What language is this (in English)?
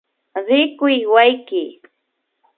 Imbabura Highland Quichua